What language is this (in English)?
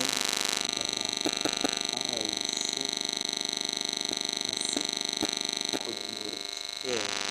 Kalenjin